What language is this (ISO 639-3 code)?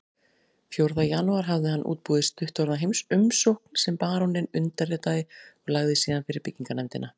isl